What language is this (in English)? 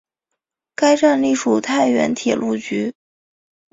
Chinese